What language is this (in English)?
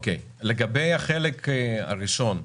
Hebrew